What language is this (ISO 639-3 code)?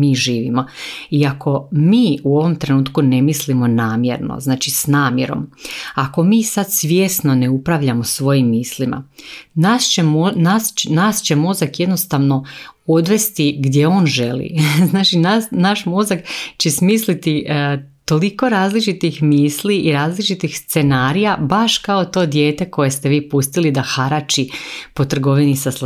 hrv